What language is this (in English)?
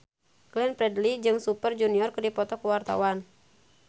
Sundanese